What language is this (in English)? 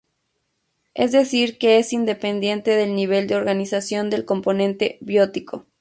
Spanish